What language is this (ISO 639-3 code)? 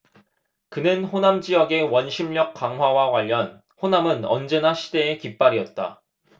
kor